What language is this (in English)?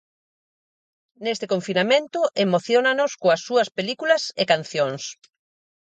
Galician